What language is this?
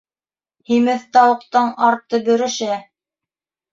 Bashkir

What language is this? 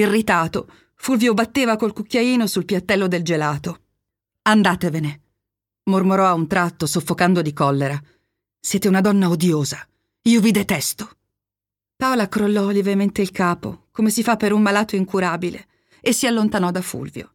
Italian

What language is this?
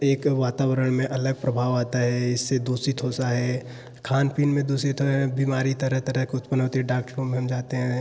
Hindi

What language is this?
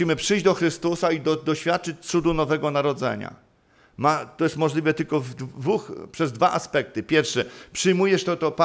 Polish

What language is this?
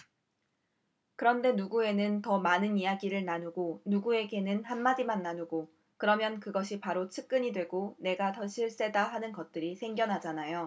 Korean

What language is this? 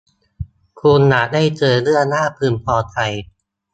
Thai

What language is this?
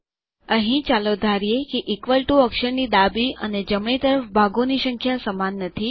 Gujarati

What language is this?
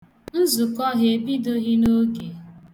Igbo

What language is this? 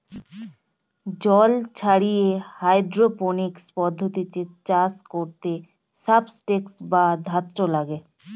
Bangla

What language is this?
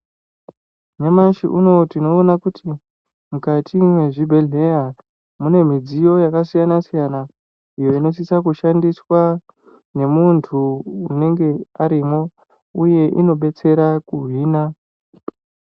Ndau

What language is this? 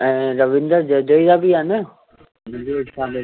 Sindhi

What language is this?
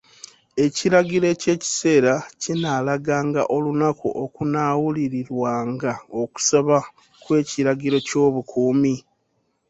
Ganda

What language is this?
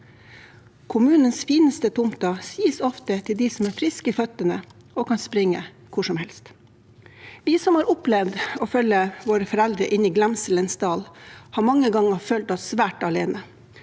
Norwegian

